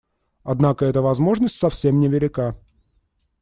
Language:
Russian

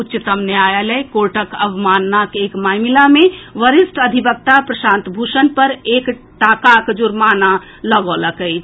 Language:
Maithili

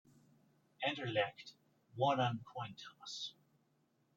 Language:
English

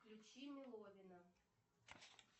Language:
Russian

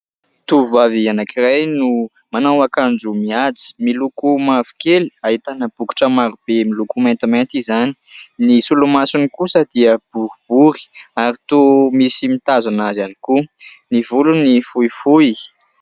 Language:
Malagasy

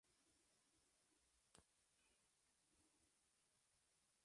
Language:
Spanish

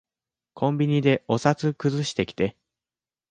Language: Japanese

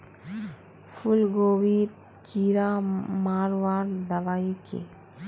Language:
Magahi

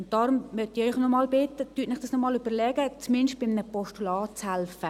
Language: Swiss German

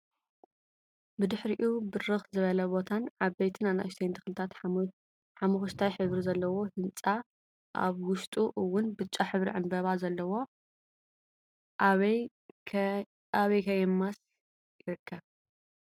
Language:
Tigrinya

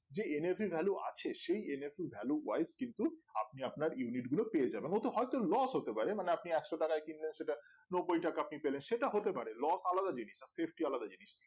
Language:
Bangla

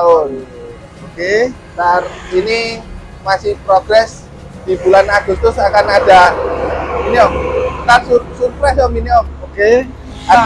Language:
Indonesian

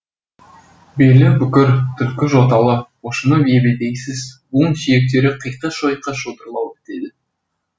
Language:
Kazakh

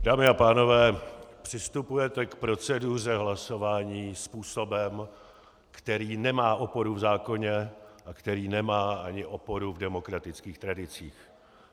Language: Czech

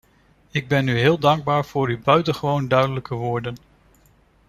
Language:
Dutch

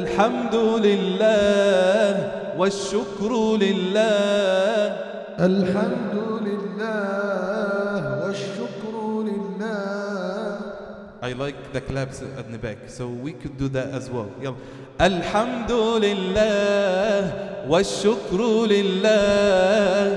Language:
Arabic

